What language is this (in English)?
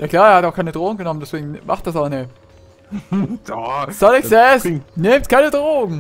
German